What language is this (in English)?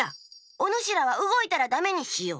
Japanese